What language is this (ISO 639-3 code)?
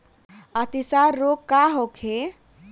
bho